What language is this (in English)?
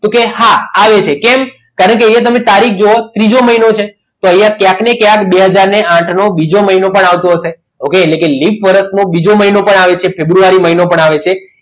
Gujarati